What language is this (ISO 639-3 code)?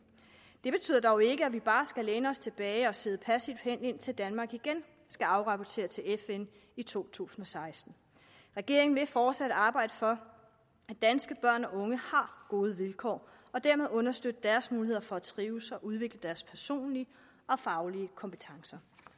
dan